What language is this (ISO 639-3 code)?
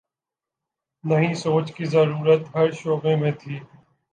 urd